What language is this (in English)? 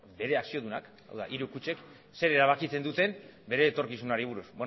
Basque